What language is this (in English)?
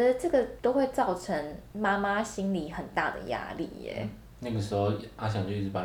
Chinese